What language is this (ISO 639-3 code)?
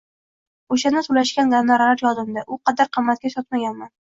uzb